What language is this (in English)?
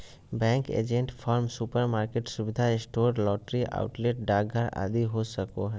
Magahi